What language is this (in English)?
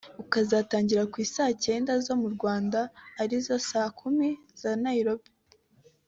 Kinyarwanda